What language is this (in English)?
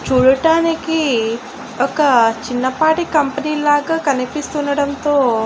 Telugu